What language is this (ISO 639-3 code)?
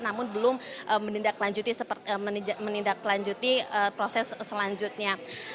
ind